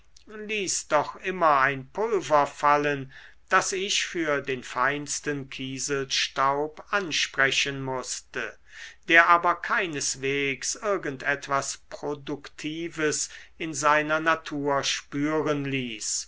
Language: German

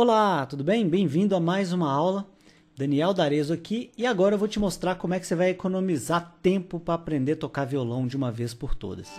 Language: Portuguese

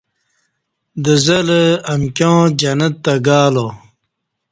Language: Kati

